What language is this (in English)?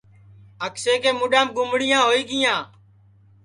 Sansi